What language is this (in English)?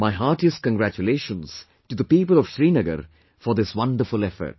English